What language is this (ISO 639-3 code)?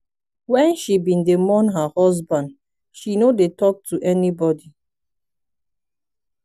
pcm